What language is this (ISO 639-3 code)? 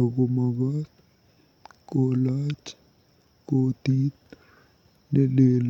kln